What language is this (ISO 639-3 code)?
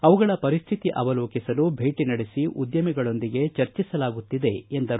kan